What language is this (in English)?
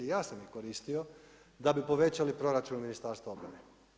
Croatian